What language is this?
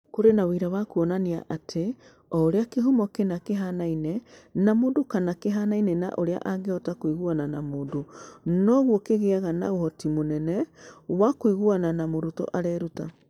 Kikuyu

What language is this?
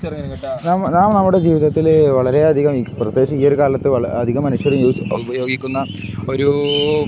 Malayalam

